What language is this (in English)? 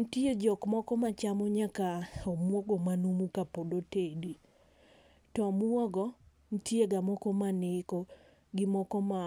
Luo (Kenya and Tanzania)